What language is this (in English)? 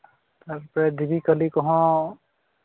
Santali